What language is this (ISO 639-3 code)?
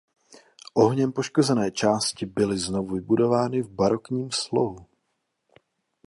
ces